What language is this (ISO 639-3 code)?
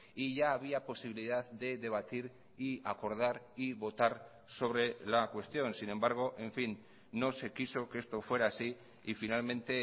spa